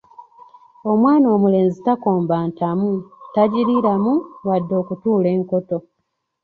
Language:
Ganda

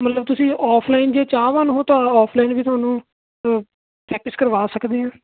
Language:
Punjabi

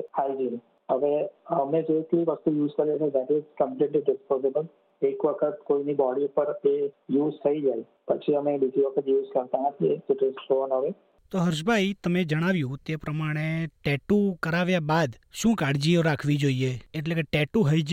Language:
Gujarati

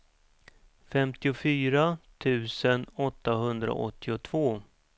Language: Swedish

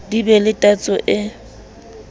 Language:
Southern Sotho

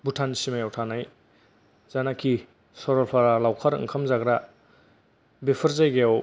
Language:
Bodo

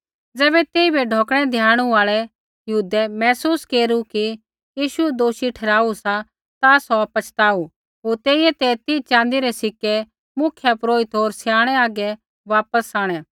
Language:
Kullu Pahari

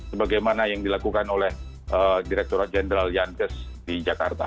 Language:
Indonesian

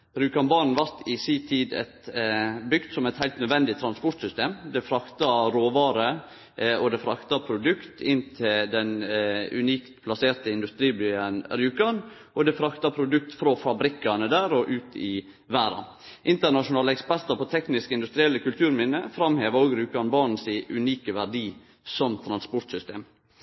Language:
Norwegian Nynorsk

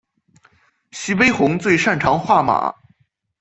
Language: Chinese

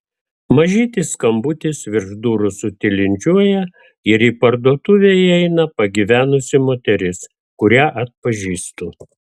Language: Lithuanian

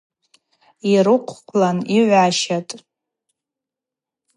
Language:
Abaza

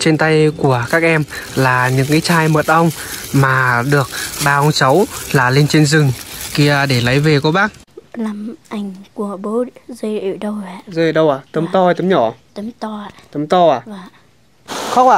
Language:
Vietnamese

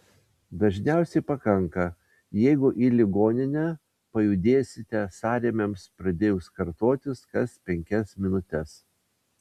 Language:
Lithuanian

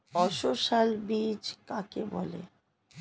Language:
Bangla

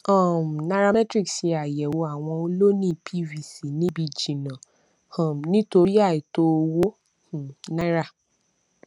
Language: Yoruba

